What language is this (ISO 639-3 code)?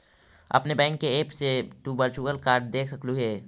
mag